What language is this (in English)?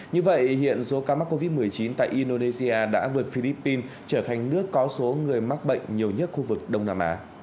Vietnamese